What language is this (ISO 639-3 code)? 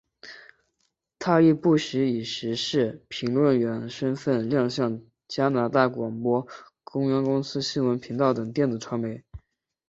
zho